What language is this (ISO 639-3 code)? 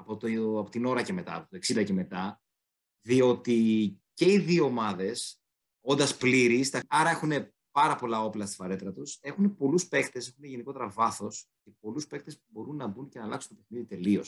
ell